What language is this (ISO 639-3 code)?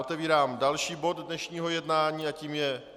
ces